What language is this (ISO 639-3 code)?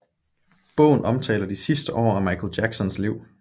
dan